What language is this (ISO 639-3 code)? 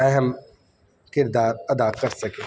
urd